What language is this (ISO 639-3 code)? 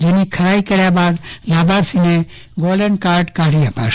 guj